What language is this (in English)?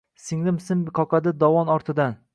Uzbek